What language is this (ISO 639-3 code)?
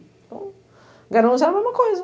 por